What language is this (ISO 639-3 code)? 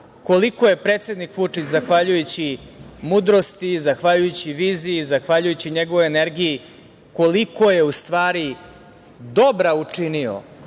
srp